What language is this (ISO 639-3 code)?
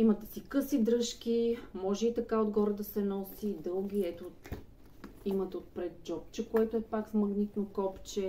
bul